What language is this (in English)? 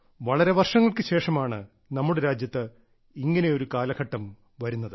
Malayalam